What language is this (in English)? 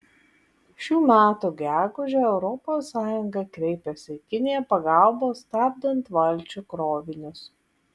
Lithuanian